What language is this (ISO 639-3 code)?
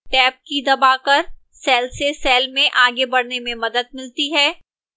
hin